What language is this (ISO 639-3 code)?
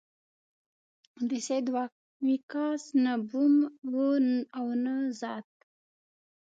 pus